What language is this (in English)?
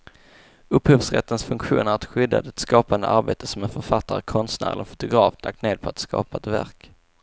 Swedish